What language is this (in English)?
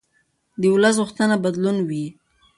Pashto